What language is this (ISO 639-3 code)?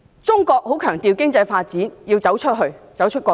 yue